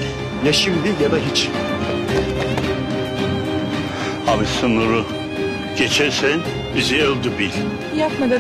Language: Turkish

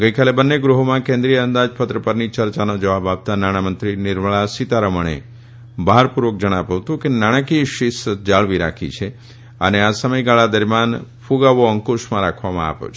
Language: Gujarati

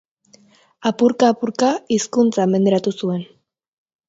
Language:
Basque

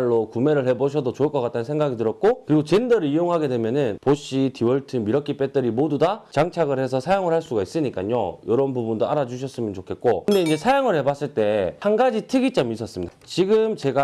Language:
Korean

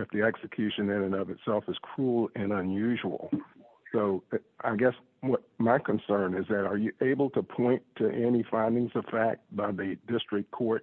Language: English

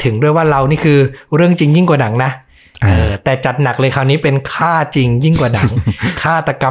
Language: Thai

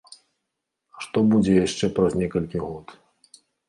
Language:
Belarusian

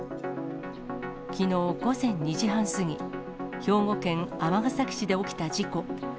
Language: Japanese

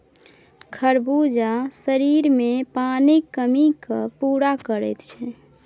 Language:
Maithili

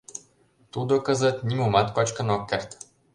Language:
Mari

